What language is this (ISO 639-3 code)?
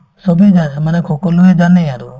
asm